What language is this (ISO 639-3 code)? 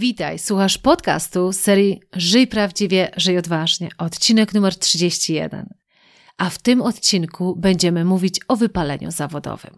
pol